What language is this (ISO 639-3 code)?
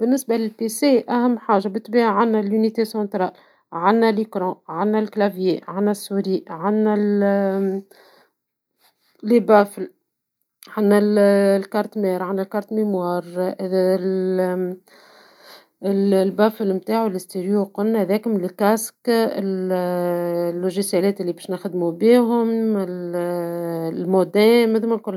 aeb